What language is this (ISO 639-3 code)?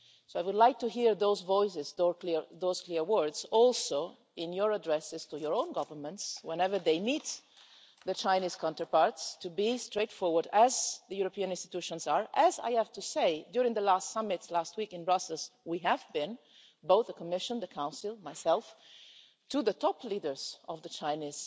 eng